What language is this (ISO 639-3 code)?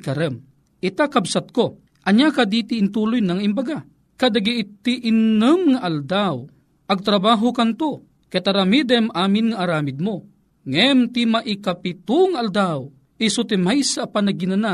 fil